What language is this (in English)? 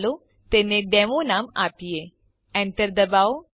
Gujarati